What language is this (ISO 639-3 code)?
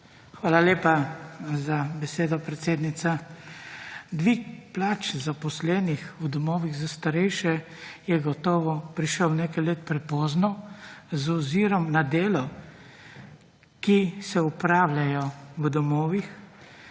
slv